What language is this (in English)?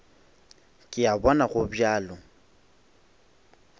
Northern Sotho